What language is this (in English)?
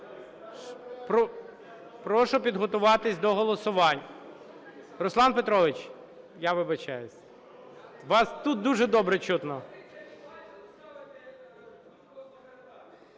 Ukrainian